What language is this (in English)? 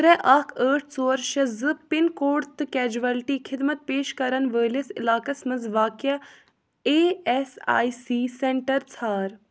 Kashmiri